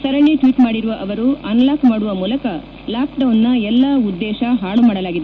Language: Kannada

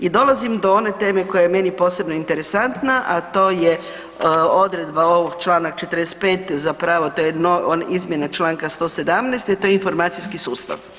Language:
Croatian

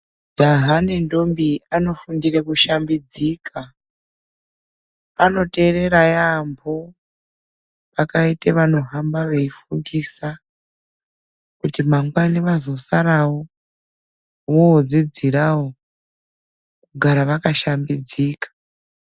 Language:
Ndau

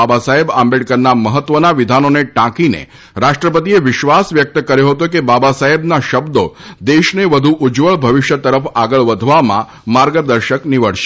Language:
Gujarati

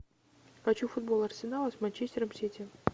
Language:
Russian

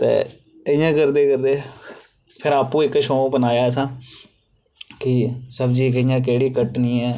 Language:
Dogri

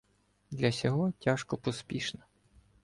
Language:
Ukrainian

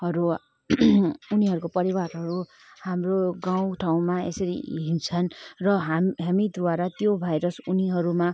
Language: Nepali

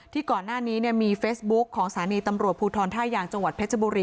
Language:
Thai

